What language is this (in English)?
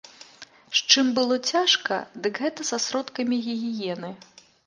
Belarusian